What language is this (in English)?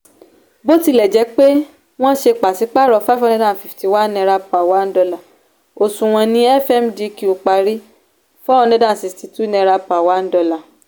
Yoruba